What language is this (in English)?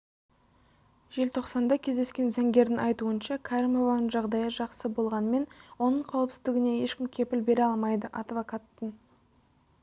Kazakh